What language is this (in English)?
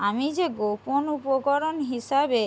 Bangla